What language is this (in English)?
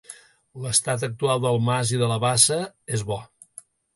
Catalan